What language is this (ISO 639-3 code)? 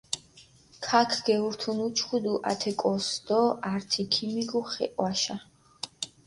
xmf